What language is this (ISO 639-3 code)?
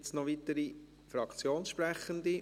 gsw